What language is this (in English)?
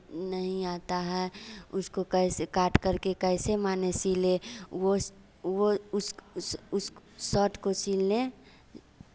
Hindi